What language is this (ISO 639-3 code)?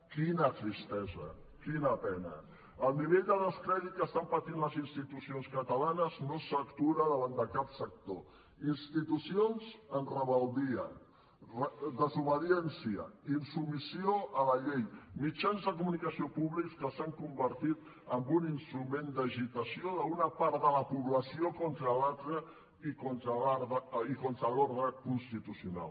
cat